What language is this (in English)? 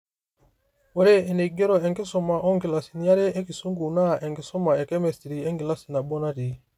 Masai